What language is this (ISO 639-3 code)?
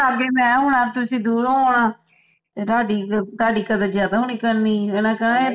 pan